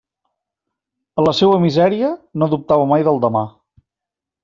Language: Catalan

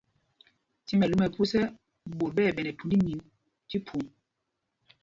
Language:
Mpumpong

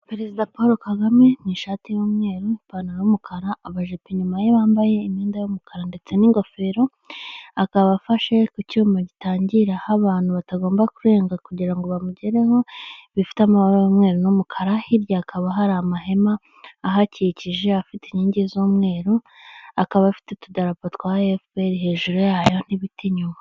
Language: Kinyarwanda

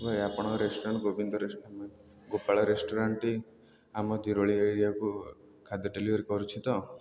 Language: Odia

